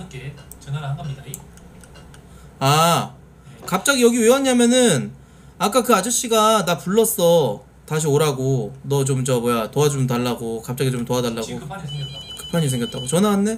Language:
Korean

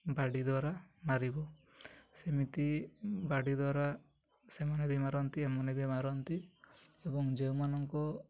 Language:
Odia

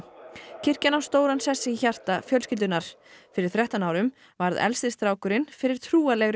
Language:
Icelandic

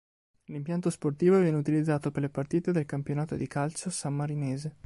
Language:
Italian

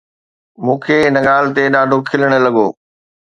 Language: Sindhi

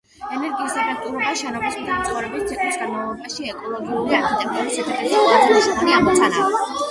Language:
Georgian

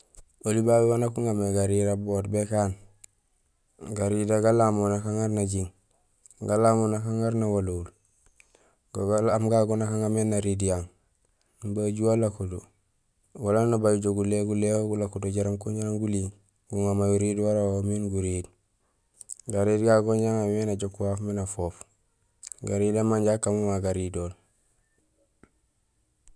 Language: Gusilay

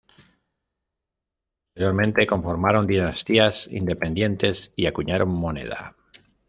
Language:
Spanish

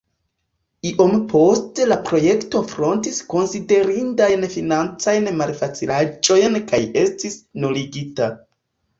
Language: Esperanto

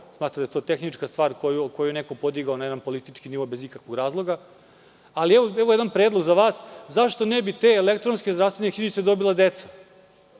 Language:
Serbian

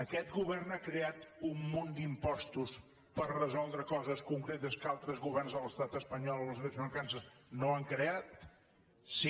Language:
Catalan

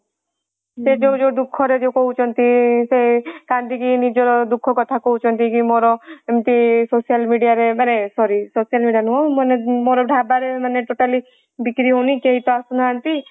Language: Odia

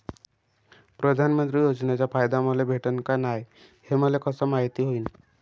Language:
Marathi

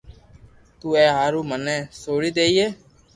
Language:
Loarki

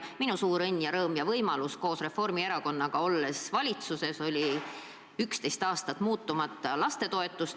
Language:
Estonian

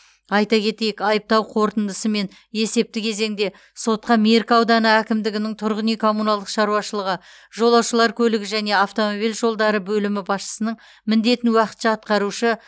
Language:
Kazakh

